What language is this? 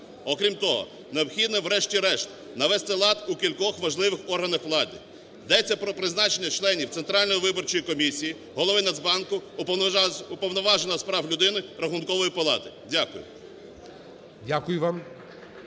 Ukrainian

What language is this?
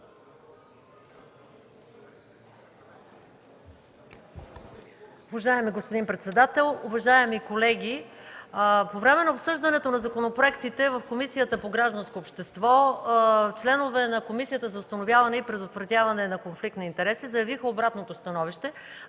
Bulgarian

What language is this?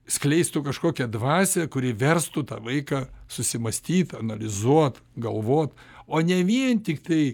Lithuanian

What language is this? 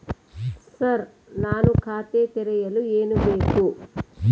Kannada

